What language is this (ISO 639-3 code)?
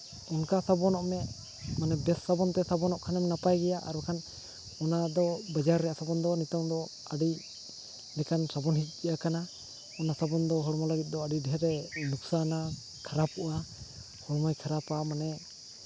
sat